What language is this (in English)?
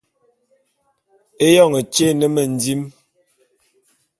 Bulu